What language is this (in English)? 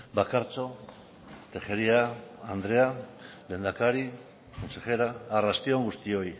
Basque